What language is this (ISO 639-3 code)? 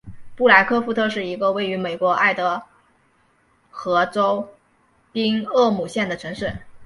zho